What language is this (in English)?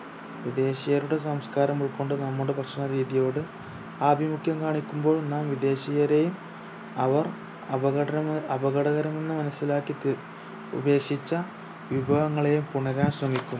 Malayalam